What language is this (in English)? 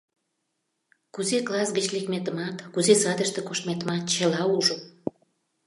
Mari